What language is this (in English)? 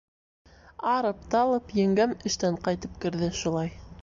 Bashkir